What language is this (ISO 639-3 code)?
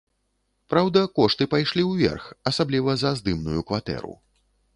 bel